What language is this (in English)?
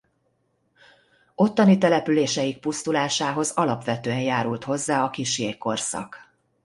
Hungarian